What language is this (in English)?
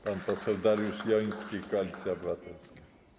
Polish